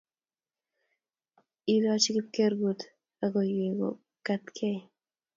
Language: Kalenjin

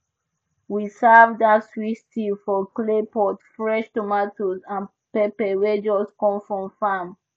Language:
Nigerian Pidgin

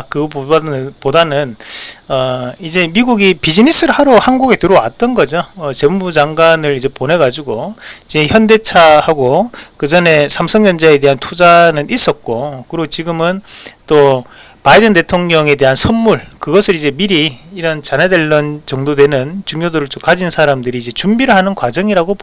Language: Korean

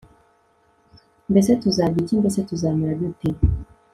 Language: Kinyarwanda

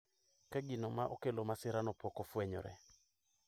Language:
Luo (Kenya and Tanzania)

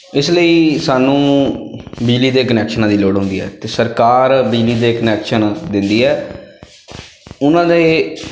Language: Punjabi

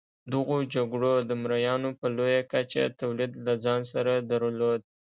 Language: Pashto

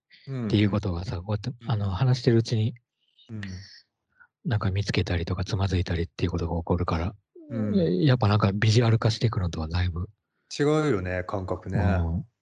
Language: Japanese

